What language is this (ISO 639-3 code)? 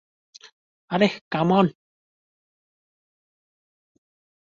ben